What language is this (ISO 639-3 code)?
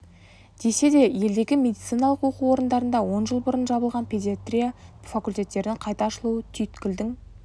kaz